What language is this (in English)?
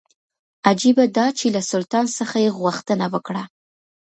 Pashto